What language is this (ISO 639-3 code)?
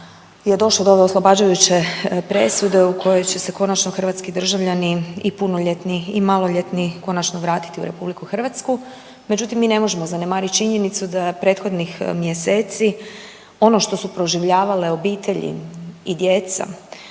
hrv